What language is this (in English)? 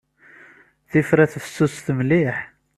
Kabyle